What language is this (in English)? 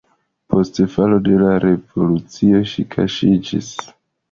Esperanto